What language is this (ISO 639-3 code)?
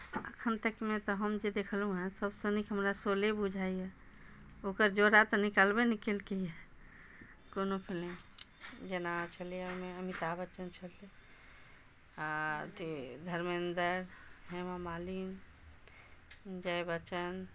mai